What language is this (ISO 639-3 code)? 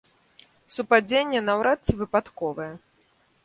bel